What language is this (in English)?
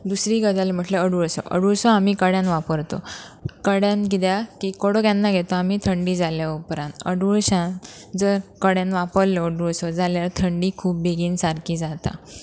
Konkani